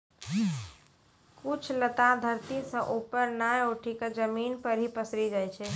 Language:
Maithili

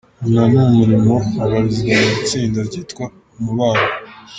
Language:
Kinyarwanda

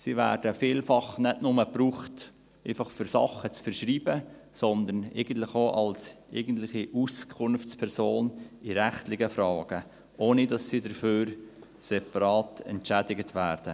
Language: Swiss German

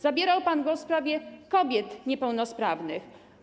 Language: Polish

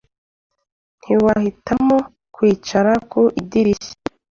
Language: Kinyarwanda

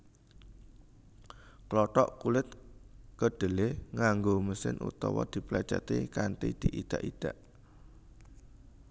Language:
Javanese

